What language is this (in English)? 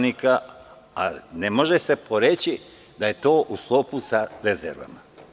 Serbian